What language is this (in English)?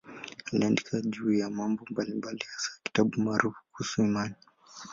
Swahili